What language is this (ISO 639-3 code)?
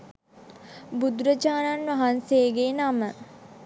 sin